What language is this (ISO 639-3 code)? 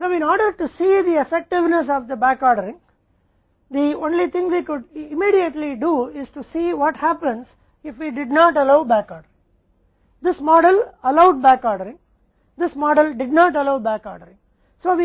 hin